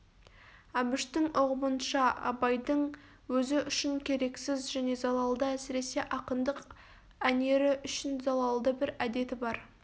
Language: Kazakh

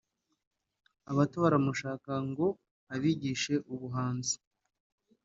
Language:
Kinyarwanda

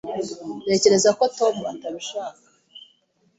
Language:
Kinyarwanda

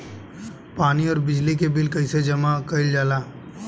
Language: Bhojpuri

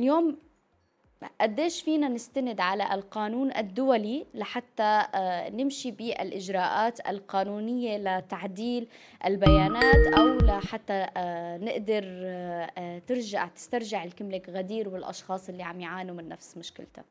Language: Arabic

